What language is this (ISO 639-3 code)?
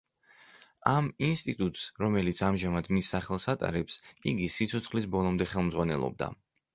kat